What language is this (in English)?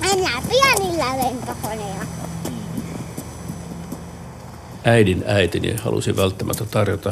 Finnish